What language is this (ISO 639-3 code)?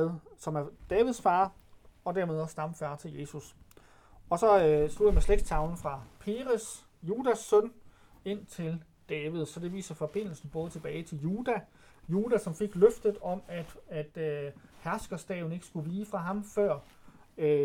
dan